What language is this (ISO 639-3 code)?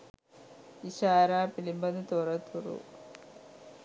sin